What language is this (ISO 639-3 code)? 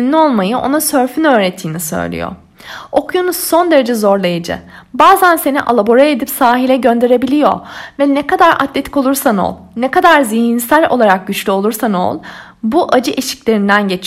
tur